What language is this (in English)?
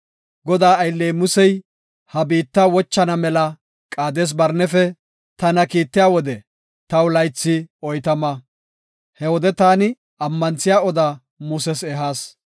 Gofa